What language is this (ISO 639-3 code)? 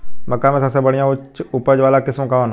bho